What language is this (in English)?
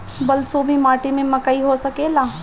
Bhojpuri